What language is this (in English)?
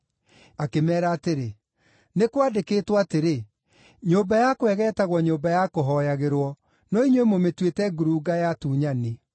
Kikuyu